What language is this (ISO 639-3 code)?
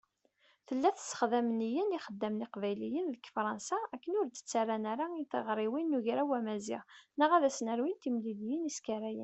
kab